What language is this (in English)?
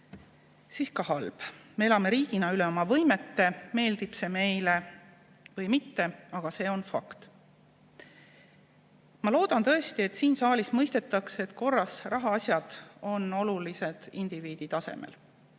Estonian